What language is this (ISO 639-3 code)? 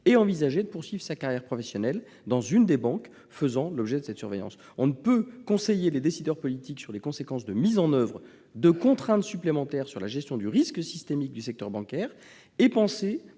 fra